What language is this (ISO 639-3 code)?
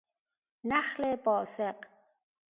fas